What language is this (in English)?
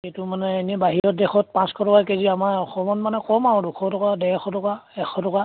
Assamese